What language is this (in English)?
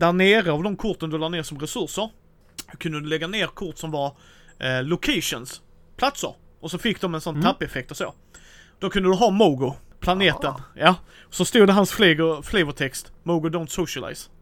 Swedish